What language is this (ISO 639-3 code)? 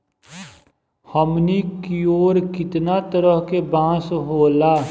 bho